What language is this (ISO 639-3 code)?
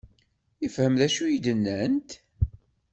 kab